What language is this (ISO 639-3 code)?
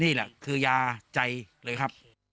tha